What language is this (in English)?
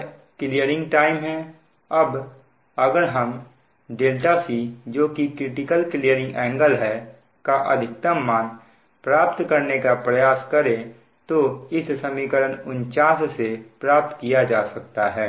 Hindi